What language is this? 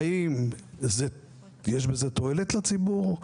Hebrew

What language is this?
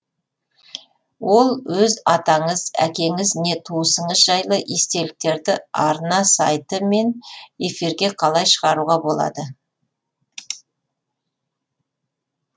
Kazakh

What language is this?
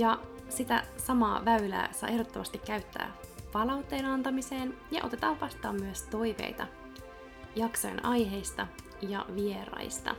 Finnish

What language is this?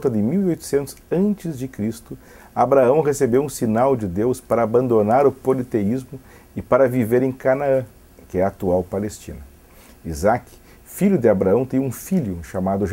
Portuguese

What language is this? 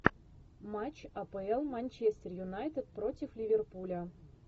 Russian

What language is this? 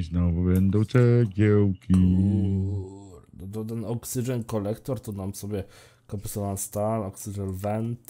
Polish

